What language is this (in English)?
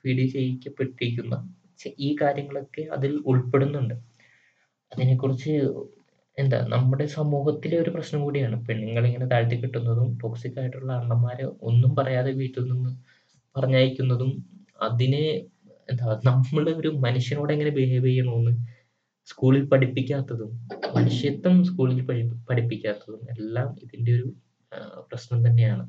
Malayalam